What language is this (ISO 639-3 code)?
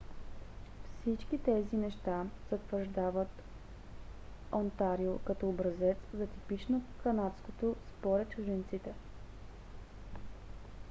bul